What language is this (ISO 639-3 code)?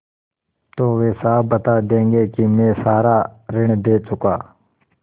hin